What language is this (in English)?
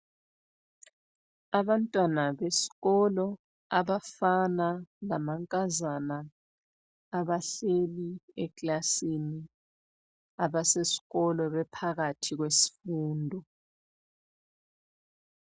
North Ndebele